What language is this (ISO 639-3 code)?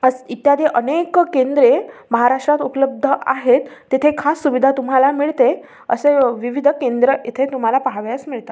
mar